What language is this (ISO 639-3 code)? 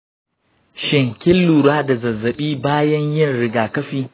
hau